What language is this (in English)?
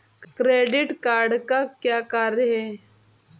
Hindi